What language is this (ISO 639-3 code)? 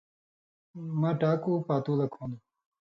mvy